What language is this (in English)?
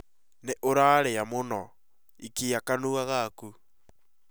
Kikuyu